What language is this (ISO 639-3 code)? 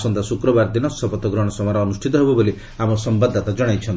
ori